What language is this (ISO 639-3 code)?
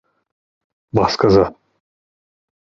tur